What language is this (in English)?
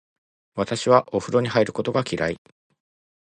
Japanese